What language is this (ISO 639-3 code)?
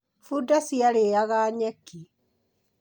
kik